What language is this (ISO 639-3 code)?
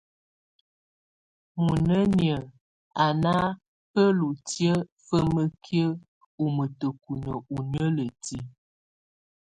tvu